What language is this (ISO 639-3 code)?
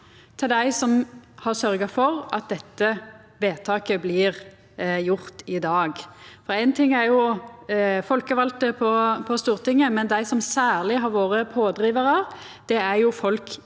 nor